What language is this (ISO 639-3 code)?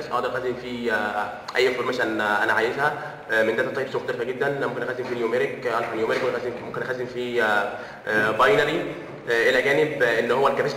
ara